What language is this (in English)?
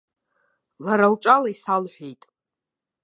Abkhazian